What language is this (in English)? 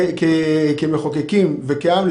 Hebrew